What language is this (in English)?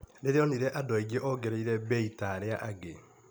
Kikuyu